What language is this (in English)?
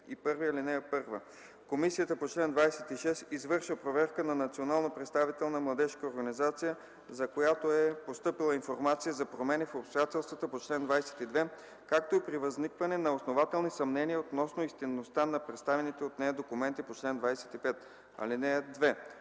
Bulgarian